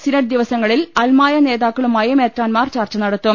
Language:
Malayalam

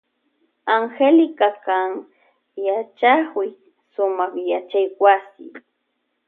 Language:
Loja Highland Quichua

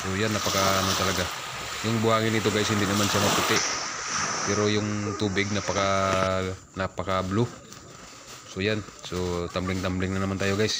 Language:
Filipino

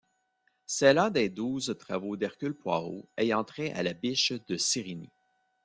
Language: French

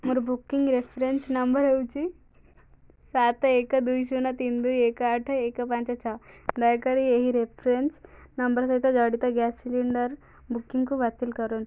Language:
Odia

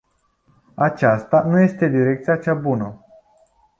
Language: Romanian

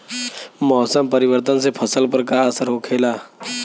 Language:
Bhojpuri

